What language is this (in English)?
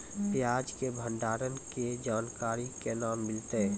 Maithili